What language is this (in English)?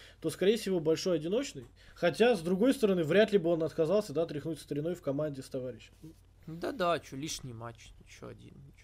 Russian